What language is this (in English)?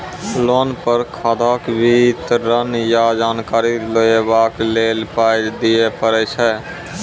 Maithili